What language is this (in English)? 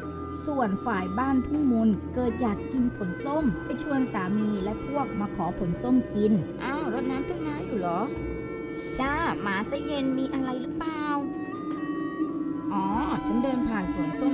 Thai